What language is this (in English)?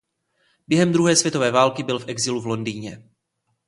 Czech